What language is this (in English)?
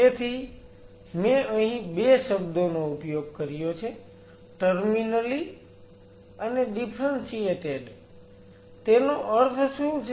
Gujarati